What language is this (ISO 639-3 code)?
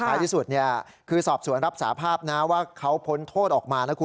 tha